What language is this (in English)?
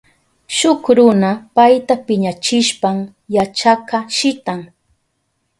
Southern Pastaza Quechua